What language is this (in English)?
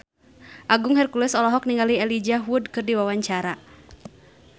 Sundanese